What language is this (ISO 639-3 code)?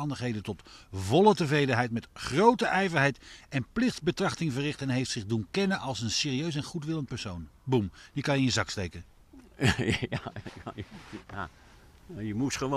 nld